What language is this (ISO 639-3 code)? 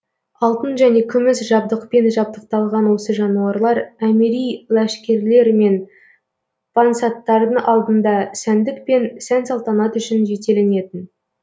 kaz